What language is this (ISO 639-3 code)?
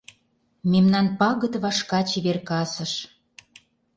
chm